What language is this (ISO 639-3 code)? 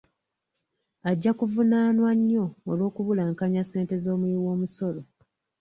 lug